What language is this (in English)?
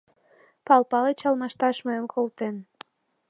Mari